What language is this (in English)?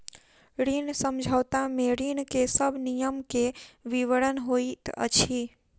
Maithili